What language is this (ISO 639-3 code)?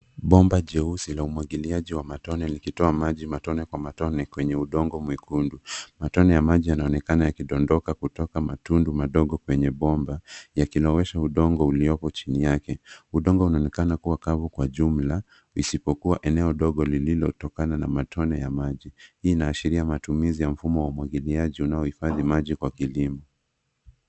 swa